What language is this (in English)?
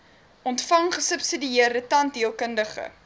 Afrikaans